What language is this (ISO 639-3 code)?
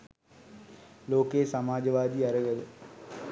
sin